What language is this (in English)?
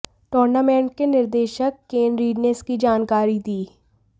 Hindi